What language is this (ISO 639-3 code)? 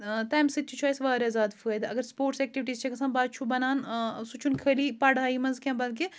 kas